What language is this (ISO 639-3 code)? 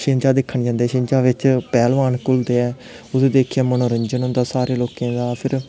doi